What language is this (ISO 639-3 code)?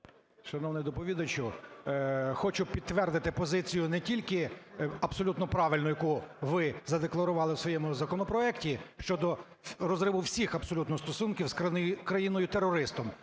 ukr